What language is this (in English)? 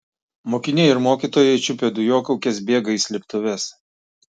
Lithuanian